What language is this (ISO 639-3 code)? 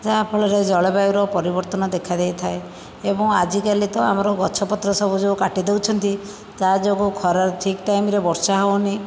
ori